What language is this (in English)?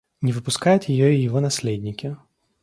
Russian